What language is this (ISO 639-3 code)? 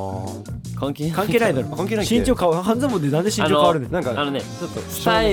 jpn